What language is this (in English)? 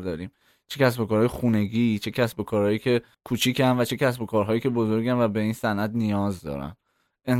Persian